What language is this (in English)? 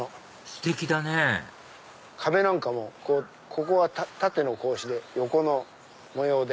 Japanese